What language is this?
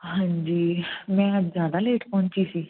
Punjabi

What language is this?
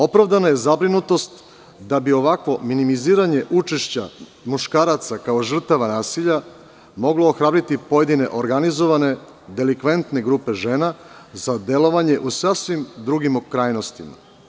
Serbian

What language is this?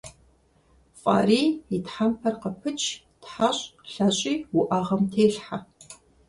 Kabardian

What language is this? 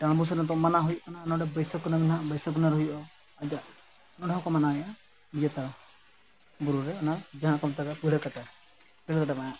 Santali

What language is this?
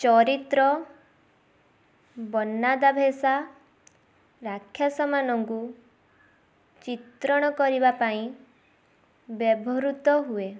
Odia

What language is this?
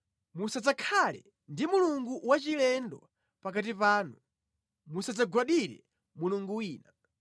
Nyanja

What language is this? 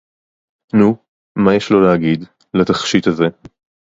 Hebrew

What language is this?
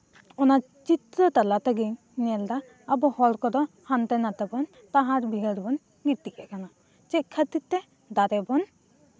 Santali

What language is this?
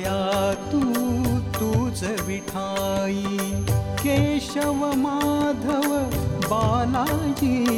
Hindi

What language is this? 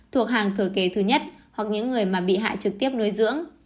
Vietnamese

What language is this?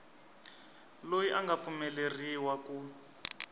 Tsonga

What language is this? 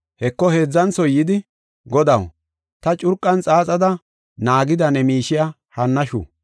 Gofa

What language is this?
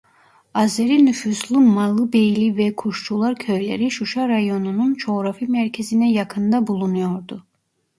Turkish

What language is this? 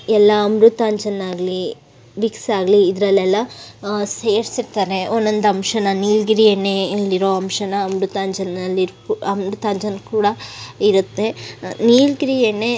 Kannada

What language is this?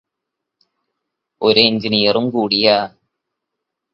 Malayalam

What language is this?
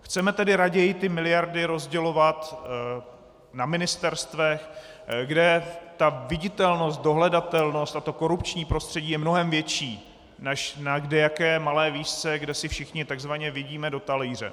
Czech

